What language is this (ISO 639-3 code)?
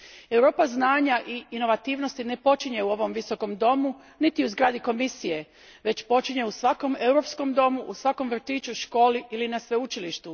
hrv